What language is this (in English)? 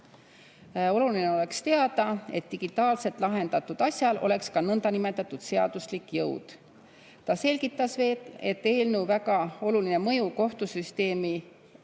Estonian